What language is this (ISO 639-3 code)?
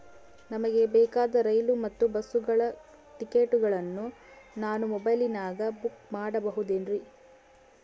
kan